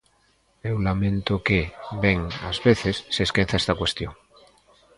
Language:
Galician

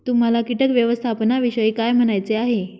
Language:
Marathi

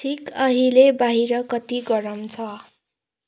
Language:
Nepali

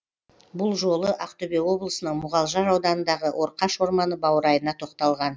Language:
Kazakh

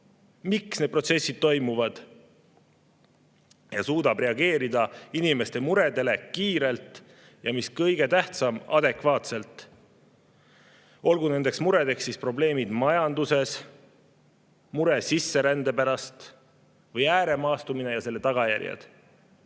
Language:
Estonian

